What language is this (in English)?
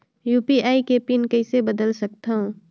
Chhattisgarhi